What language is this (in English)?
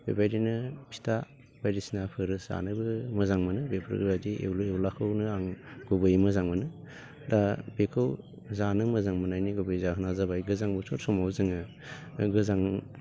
Bodo